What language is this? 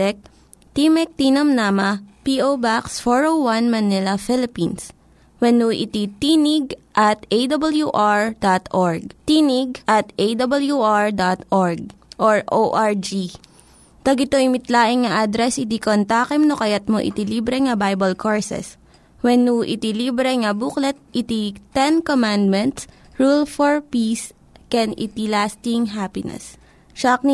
Filipino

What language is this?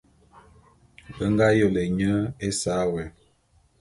Bulu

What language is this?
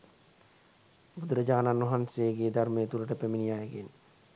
Sinhala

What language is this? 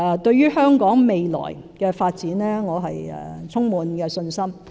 Cantonese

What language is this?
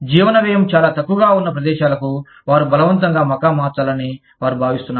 Telugu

